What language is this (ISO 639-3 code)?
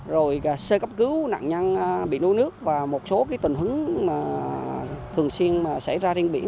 vie